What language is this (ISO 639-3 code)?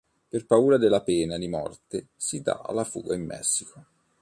ita